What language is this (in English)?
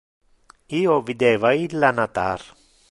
Interlingua